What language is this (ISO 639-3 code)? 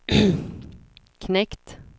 swe